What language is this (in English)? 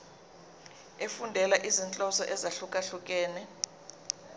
Zulu